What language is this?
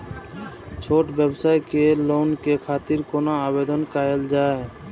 Maithili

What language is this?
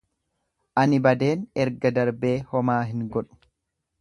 Oromo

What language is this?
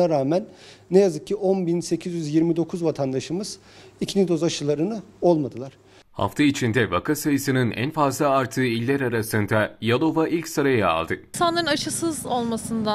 Turkish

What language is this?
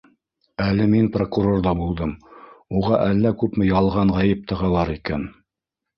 Bashkir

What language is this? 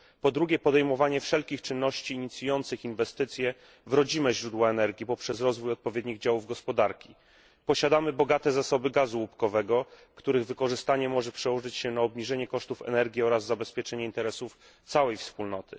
Polish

